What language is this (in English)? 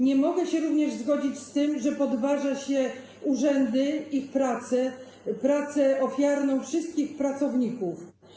Polish